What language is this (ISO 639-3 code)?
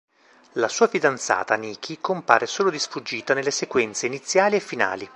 ita